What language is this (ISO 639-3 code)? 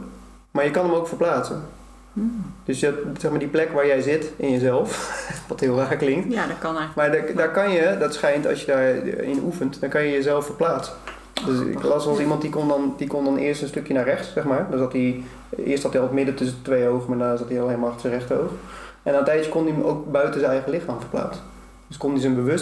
nld